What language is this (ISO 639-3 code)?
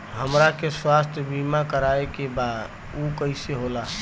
bho